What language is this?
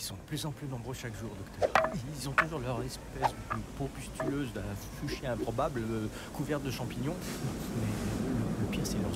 French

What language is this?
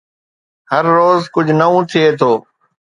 Sindhi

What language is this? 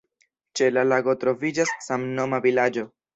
Esperanto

